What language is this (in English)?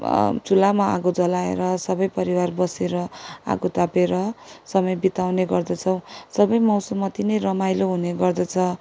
Nepali